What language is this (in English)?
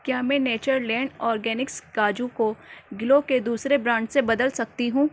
Urdu